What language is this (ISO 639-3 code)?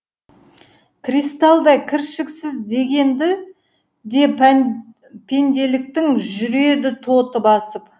kaz